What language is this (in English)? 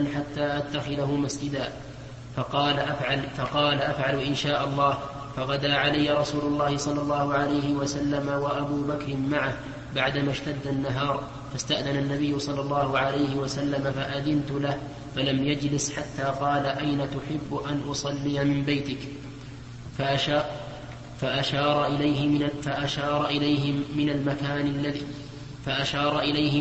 Arabic